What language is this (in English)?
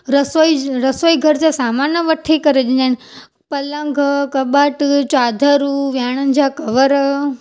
Sindhi